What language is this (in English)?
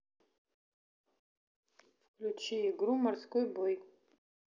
Russian